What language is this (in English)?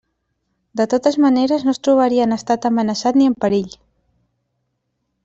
Catalan